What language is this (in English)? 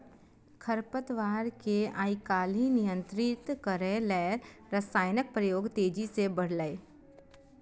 Maithili